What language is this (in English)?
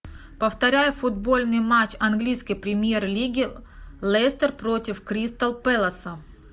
Russian